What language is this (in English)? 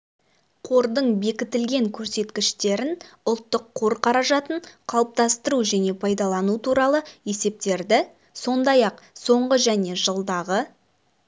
Kazakh